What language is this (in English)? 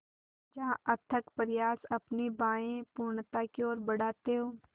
Hindi